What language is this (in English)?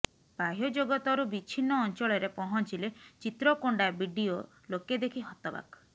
Odia